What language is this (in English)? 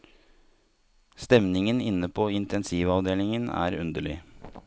Norwegian